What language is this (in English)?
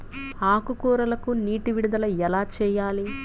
Telugu